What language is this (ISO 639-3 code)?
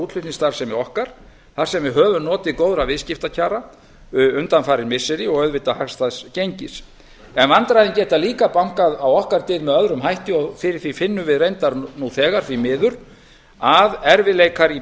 isl